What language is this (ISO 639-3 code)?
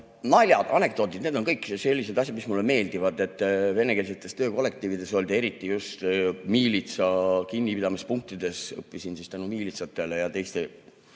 est